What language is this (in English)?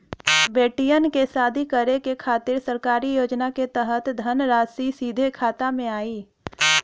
Bhojpuri